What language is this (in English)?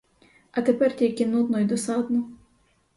Ukrainian